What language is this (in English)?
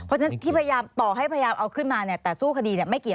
Thai